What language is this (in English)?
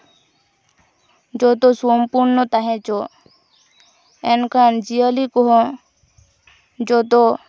Santali